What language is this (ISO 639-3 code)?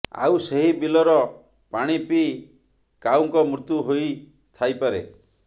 ori